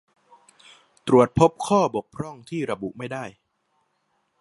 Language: Thai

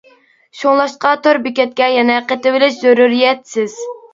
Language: Uyghur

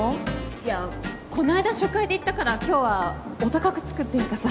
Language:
Japanese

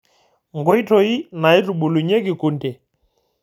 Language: Masai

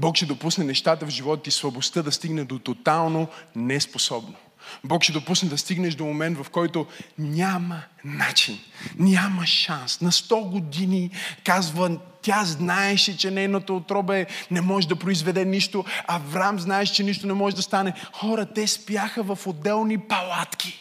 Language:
Bulgarian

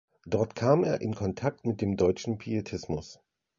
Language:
German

